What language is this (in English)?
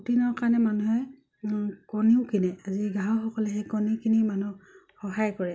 Assamese